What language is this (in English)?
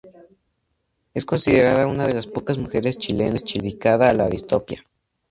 Spanish